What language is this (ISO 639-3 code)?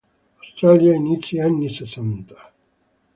ita